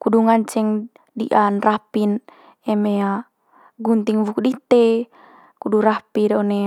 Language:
Manggarai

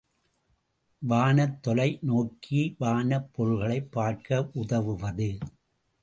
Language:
Tamil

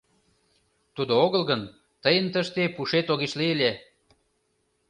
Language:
Mari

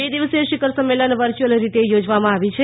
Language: Gujarati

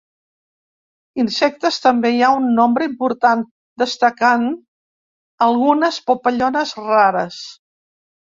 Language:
Catalan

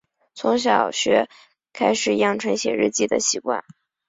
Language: Chinese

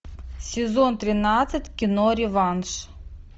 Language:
Russian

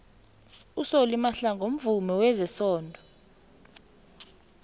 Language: South Ndebele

